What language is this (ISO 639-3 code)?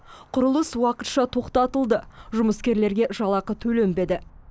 kaz